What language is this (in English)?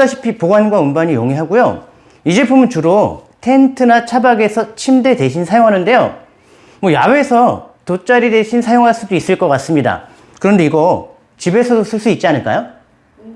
Korean